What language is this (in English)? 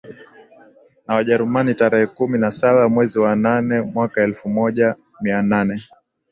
Swahili